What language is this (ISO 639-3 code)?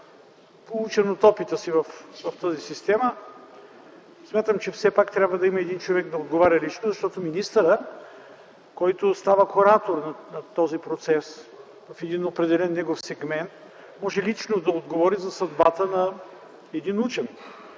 bul